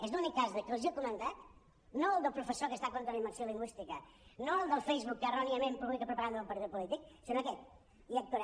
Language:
Catalan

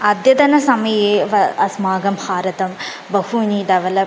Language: Sanskrit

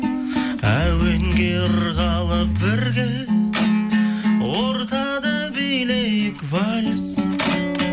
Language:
Kazakh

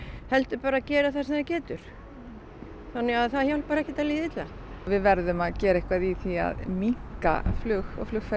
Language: Icelandic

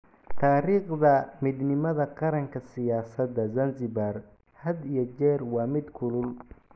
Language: Somali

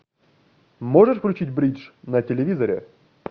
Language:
Russian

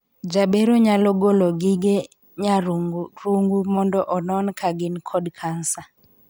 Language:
Luo (Kenya and Tanzania)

